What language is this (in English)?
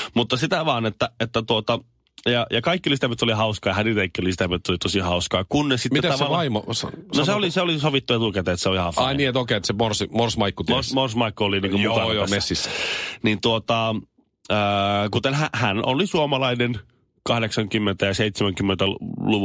Finnish